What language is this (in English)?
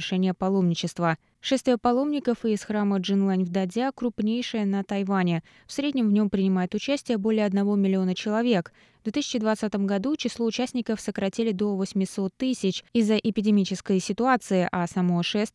Russian